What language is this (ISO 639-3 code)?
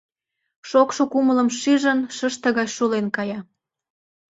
chm